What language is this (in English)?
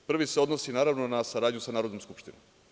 Serbian